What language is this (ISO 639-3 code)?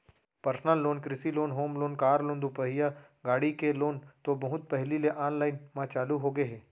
hne